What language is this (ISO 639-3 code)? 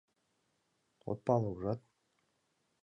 chm